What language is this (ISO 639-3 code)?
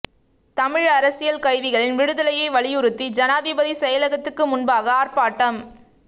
tam